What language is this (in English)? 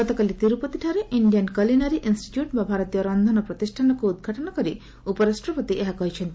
Odia